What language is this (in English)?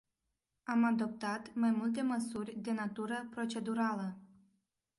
Romanian